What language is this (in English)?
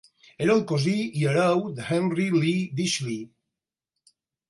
Catalan